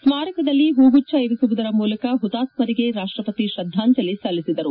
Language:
Kannada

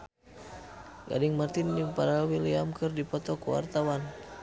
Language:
Sundanese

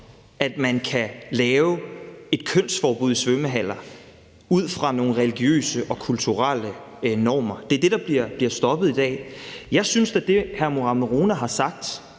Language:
Danish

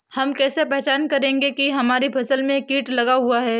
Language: Hindi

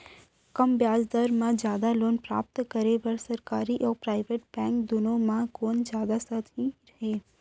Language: Chhattisgarhi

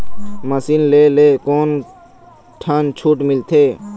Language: Chhattisgarhi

